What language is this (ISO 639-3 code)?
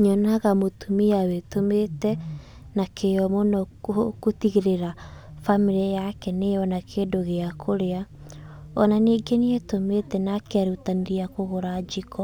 kik